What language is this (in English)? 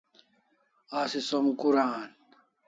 Kalasha